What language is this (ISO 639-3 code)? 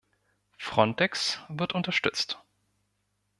deu